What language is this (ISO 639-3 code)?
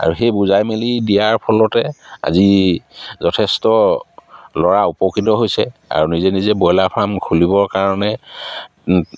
asm